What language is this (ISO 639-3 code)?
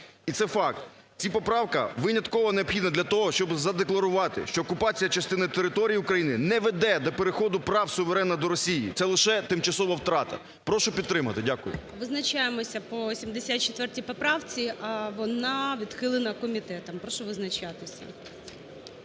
ukr